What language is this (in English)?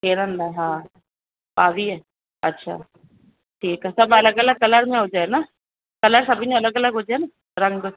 Sindhi